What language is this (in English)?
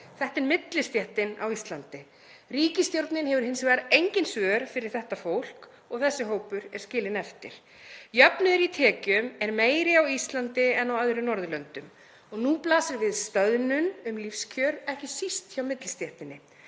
Icelandic